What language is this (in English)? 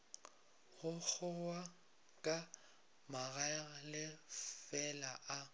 Northern Sotho